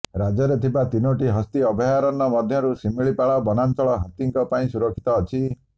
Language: Odia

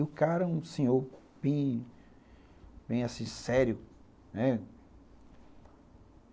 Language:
Portuguese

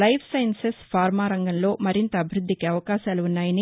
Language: Telugu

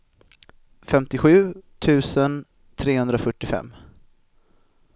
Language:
Swedish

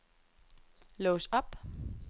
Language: Danish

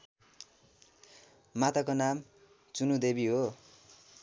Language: Nepali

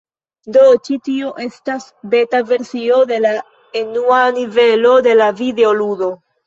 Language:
Esperanto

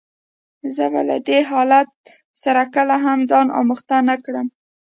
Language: Pashto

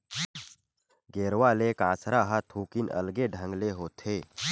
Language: Chhattisgarhi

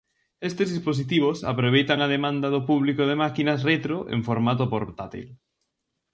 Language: Galician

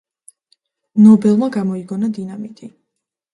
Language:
Georgian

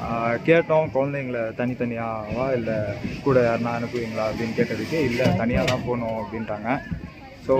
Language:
English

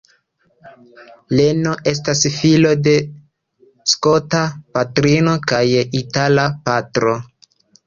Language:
Esperanto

